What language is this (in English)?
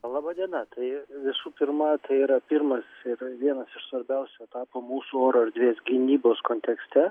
Lithuanian